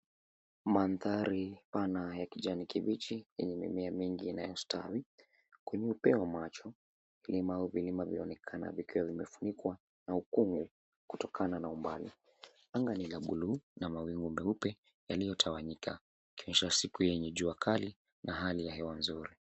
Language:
Swahili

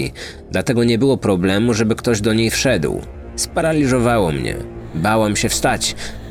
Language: Polish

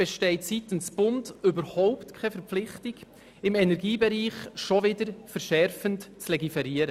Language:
Swiss German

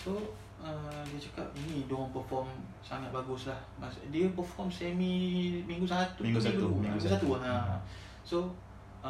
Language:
Malay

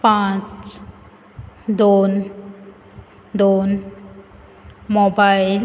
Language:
Konkani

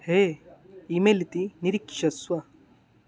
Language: Sanskrit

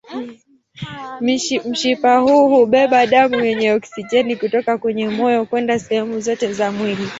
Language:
Swahili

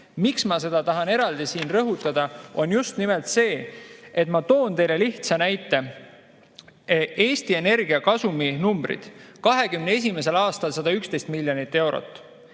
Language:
Estonian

